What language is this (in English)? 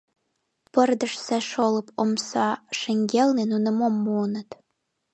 Mari